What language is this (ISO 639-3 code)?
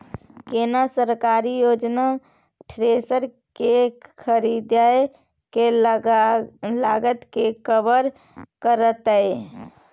mai